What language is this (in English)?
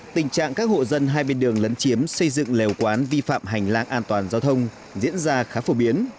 Vietnamese